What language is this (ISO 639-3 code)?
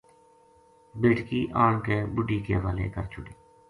gju